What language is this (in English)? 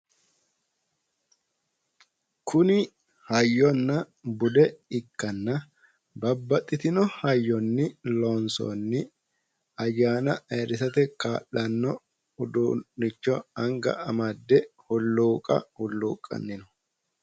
Sidamo